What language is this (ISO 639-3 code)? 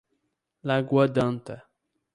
por